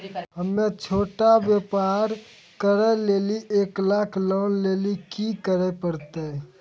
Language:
Maithili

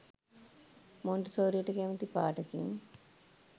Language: Sinhala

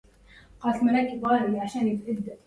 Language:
Arabic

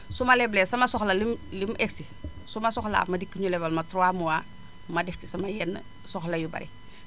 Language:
Wolof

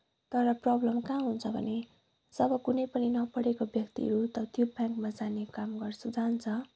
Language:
Nepali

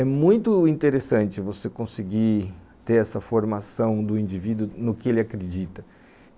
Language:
Portuguese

